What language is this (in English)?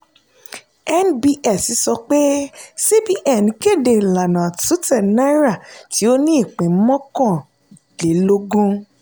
Yoruba